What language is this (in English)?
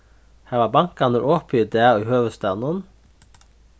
Faroese